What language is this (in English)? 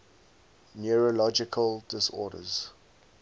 English